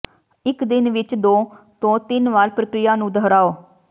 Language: Punjabi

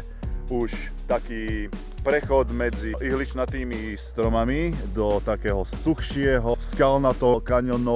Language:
Slovak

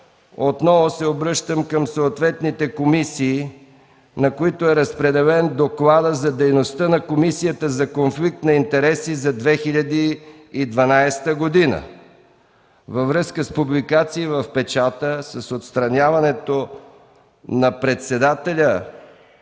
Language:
Bulgarian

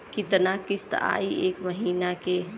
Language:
Bhojpuri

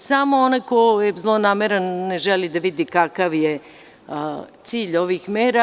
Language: Serbian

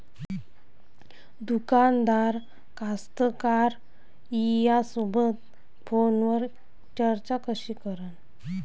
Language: Marathi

